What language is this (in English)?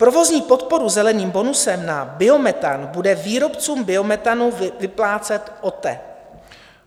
Czech